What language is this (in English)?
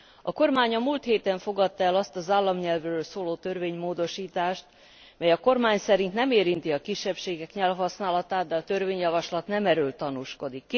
Hungarian